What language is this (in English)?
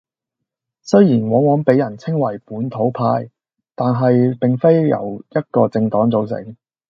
Cantonese